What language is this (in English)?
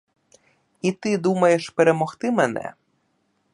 Ukrainian